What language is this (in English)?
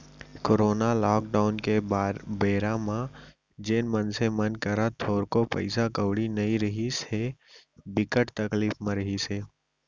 Chhattisgarhi